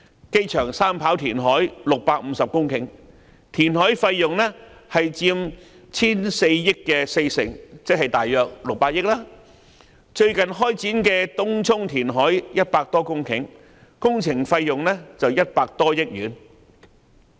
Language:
Cantonese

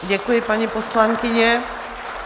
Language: Czech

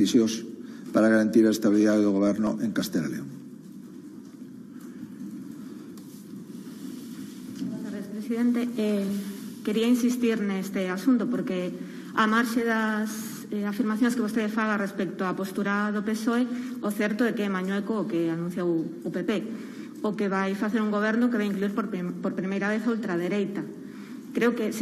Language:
Spanish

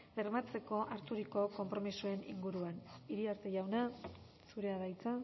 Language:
Basque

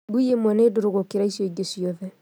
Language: Kikuyu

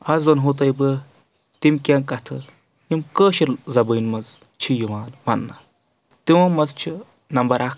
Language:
Kashmiri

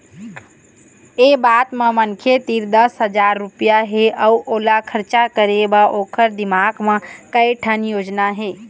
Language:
Chhattisgarhi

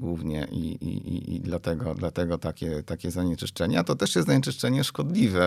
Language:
Polish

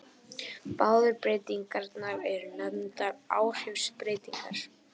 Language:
Icelandic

